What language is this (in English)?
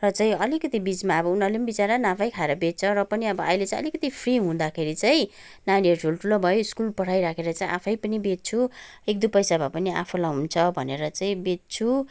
Nepali